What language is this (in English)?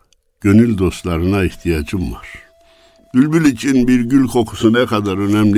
Turkish